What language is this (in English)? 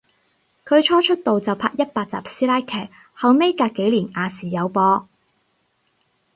Cantonese